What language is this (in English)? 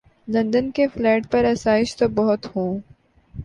Urdu